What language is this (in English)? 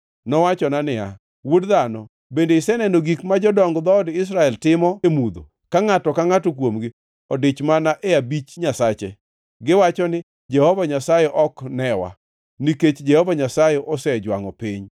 Luo (Kenya and Tanzania)